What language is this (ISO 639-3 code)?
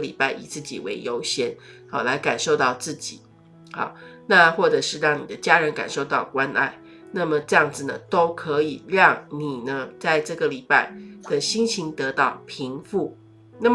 zho